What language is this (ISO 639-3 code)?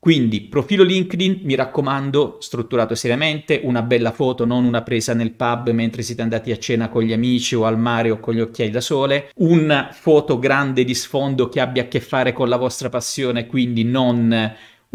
ita